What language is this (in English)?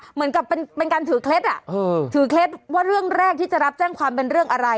Thai